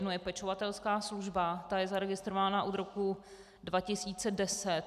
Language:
Czech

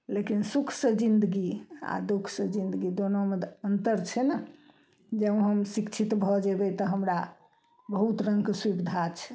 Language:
Maithili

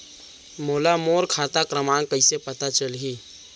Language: Chhattisgarhi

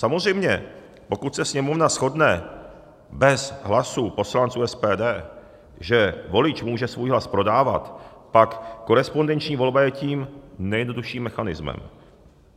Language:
Czech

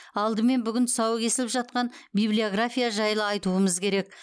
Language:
Kazakh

